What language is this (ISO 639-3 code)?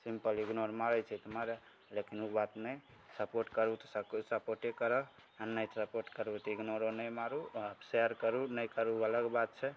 mai